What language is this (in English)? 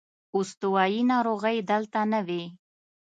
Pashto